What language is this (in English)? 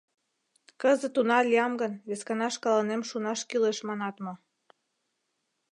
Mari